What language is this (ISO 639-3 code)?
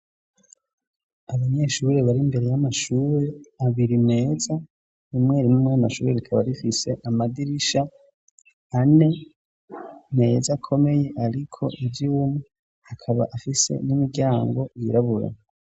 run